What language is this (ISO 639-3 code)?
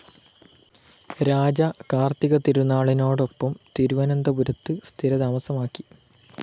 mal